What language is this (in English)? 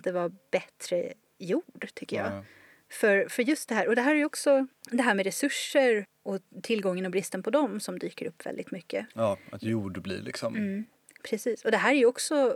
Swedish